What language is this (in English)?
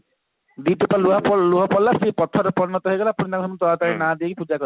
Odia